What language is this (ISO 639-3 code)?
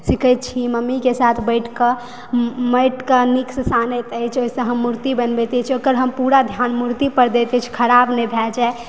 mai